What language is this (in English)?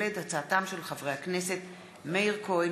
Hebrew